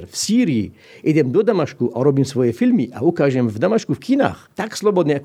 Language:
Slovak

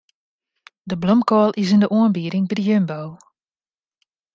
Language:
Western Frisian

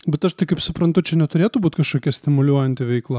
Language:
Lithuanian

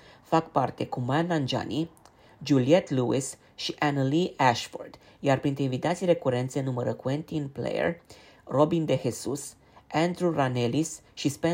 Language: Romanian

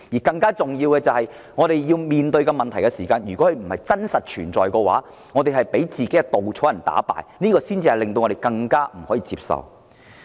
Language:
Cantonese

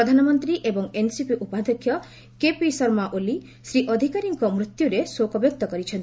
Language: Odia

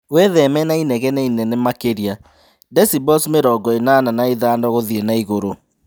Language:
Kikuyu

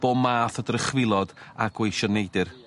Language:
Welsh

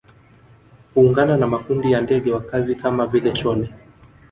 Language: Swahili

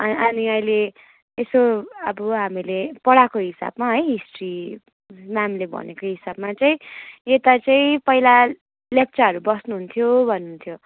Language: Nepali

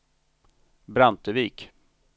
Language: Swedish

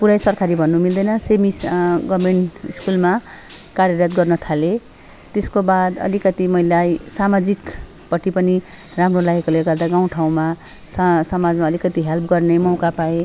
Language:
Nepali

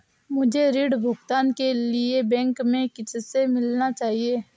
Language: Hindi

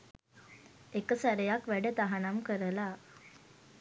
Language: Sinhala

